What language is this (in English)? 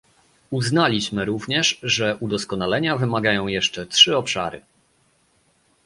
Polish